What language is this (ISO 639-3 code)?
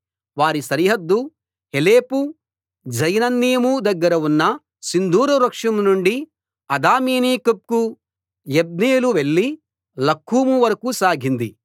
tel